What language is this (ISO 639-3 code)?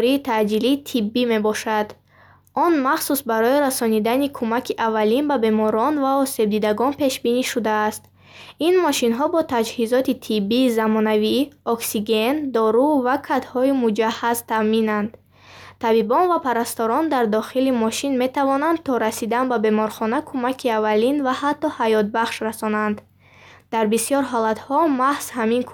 bhh